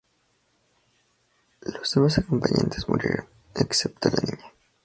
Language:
Spanish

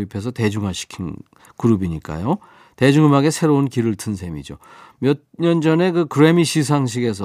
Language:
Korean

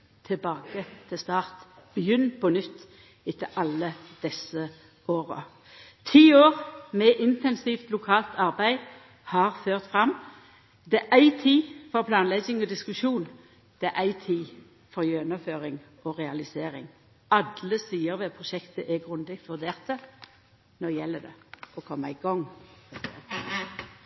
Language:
Norwegian Nynorsk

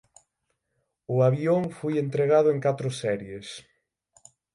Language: Galician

